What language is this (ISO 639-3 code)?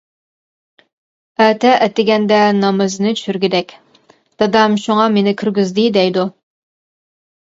uig